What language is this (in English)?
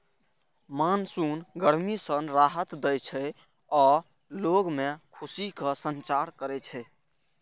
Maithili